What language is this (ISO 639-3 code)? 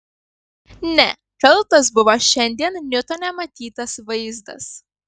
lit